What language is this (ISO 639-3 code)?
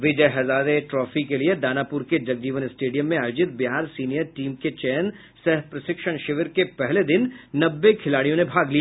hin